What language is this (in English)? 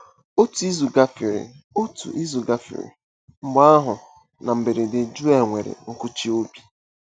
Igbo